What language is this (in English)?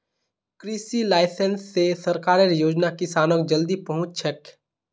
Magahi